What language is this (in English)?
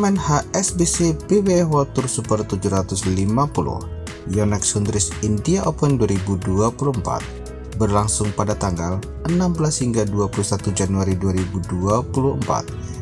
Indonesian